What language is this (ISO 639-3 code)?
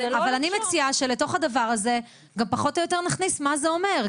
heb